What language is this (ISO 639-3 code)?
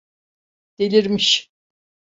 tur